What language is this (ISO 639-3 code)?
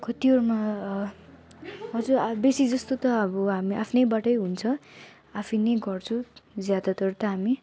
nep